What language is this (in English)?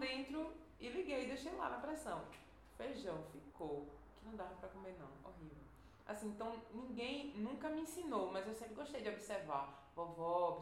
Portuguese